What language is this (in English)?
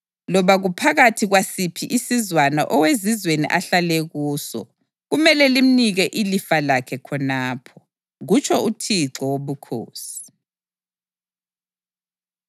North Ndebele